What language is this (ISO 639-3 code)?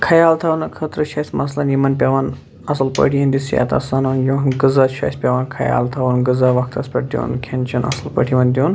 kas